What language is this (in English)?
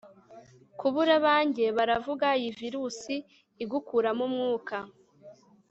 Kinyarwanda